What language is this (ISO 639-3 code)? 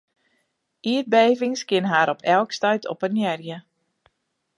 fry